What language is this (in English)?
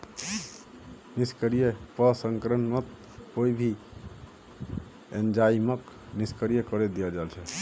Magahi